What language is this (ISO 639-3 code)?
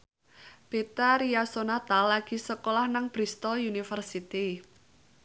jav